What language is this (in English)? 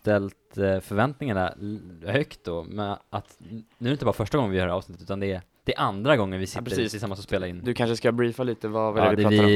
Swedish